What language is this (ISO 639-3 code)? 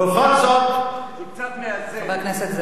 heb